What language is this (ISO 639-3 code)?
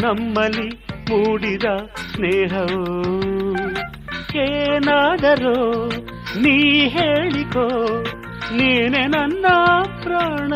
kan